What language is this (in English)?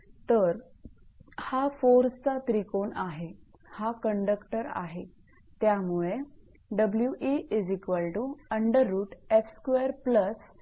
Marathi